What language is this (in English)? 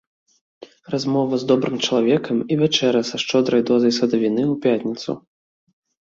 Belarusian